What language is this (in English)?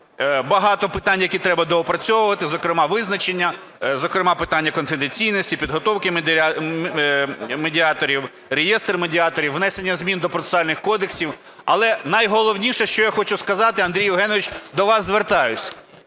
Ukrainian